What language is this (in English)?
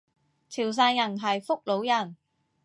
Cantonese